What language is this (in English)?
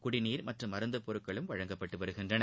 Tamil